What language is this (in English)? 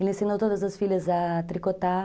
Portuguese